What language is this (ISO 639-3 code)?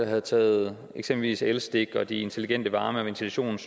dan